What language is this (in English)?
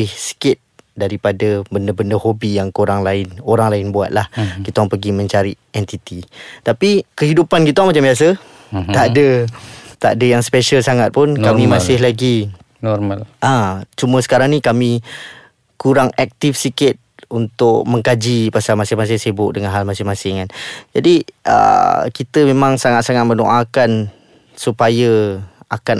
Malay